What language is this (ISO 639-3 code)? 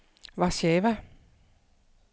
dan